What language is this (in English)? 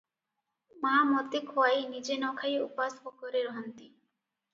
Odia